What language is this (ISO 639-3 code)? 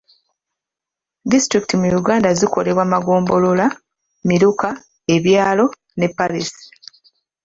lug